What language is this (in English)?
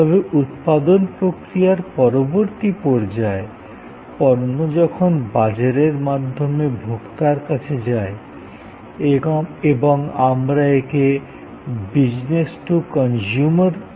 Bangla